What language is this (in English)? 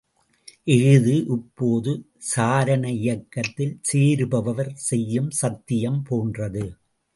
Tamil